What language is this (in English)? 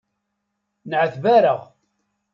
Kabyle